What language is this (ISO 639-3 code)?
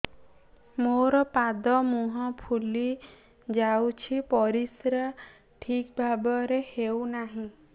ori